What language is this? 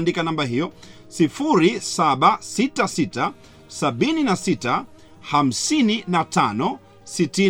Swahili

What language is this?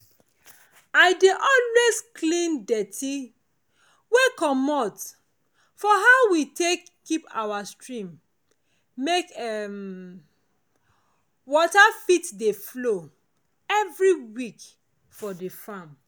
Nigerian Pidgin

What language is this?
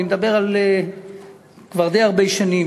Hebrew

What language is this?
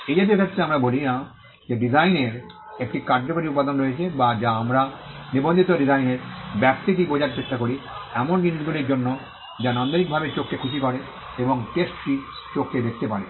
Bangla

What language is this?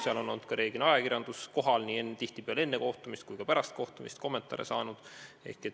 Estonian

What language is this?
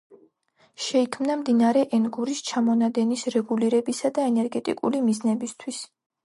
Georgian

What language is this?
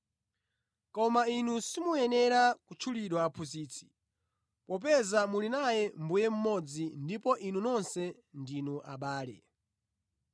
Nyanja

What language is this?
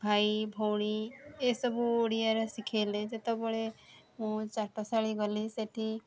Odia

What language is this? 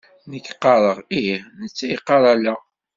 Kabyle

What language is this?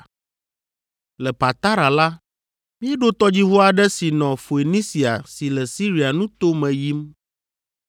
Ewe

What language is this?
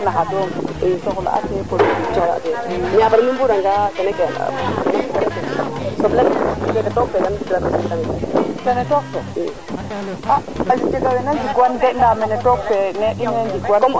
Serer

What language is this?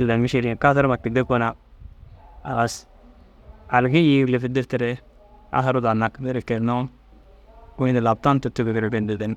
Dazaga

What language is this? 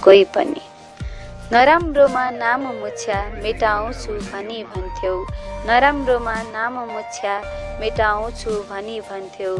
Nepali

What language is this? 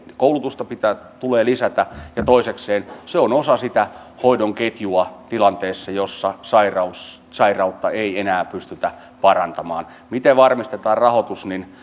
Finnish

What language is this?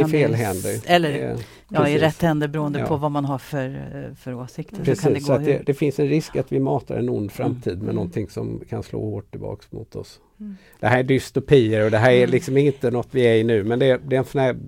Swedish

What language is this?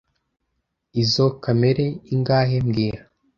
Kinyarwanda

